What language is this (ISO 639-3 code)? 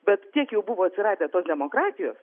lit